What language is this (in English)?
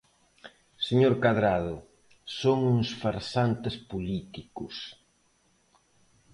Galician